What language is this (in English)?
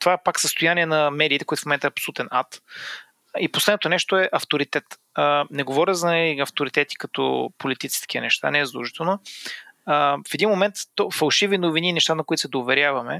Bulgarian